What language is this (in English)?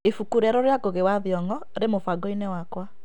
Kikuyu